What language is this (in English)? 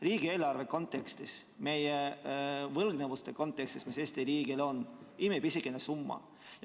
Estonian